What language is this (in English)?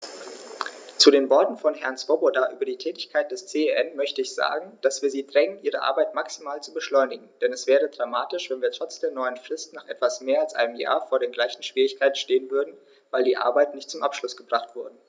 German